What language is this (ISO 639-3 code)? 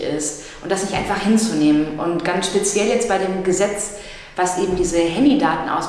deu